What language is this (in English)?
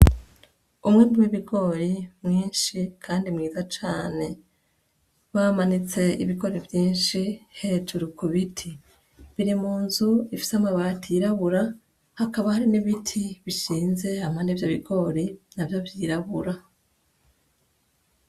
Rundi